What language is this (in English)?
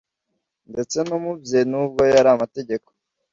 Kinyarwanda